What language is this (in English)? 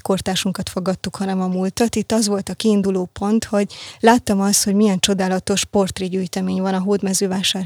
Hungarian